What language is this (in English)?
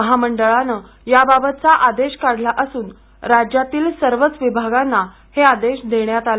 Marathi